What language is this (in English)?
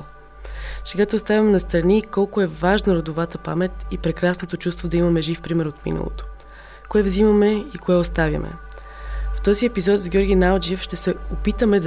Bulgarian